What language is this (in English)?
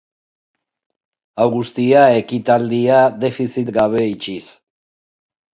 Basque